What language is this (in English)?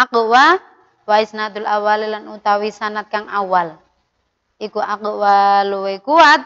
Indonesian